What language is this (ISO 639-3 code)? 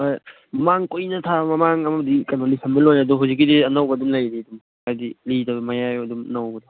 mni